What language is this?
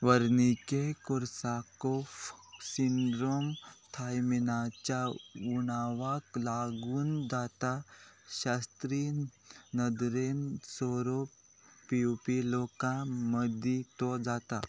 Konkani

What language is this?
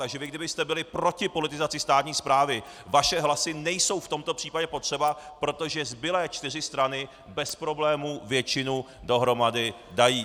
Czech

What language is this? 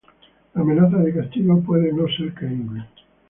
Spanish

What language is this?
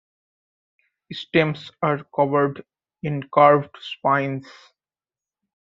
English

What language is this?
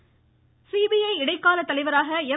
Tamil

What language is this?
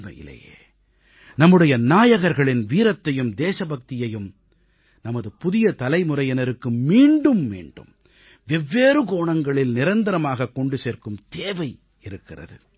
Tamil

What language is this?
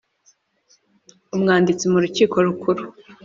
Kinyarwanda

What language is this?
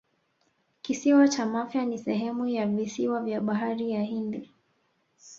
Swahili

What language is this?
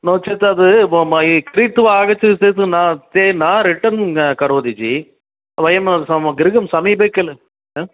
Sanskrit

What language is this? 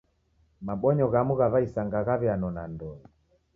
Taita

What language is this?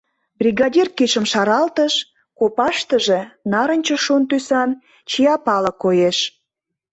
Mari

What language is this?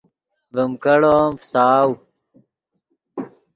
Yidgha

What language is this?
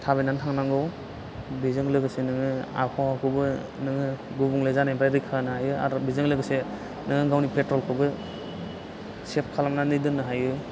Bodo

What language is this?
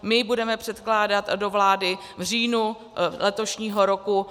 Czech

